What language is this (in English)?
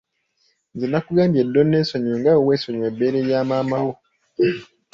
Ganda